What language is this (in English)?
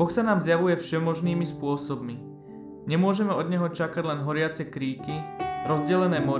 Slovak